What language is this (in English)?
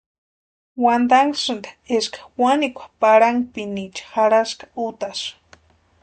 Western Highland Purepecha